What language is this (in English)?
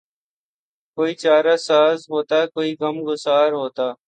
Urdu